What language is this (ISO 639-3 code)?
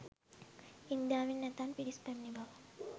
sin